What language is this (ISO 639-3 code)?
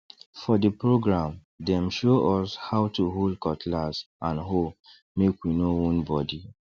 pcm